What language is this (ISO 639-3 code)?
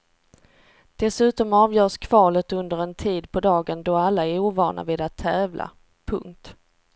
swe